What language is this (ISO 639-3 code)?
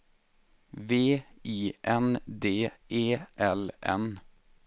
swe